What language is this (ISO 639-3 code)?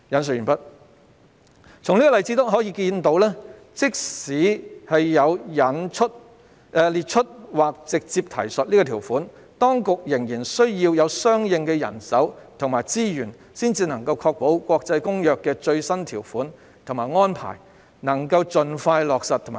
yue